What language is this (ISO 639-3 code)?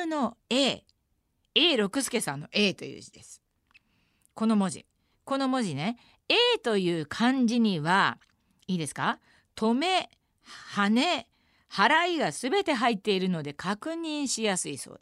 jpn